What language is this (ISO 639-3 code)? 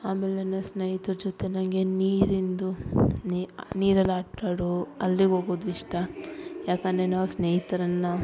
kan